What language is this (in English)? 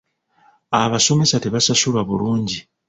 Ganda